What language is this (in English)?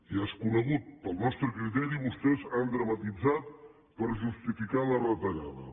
Catalan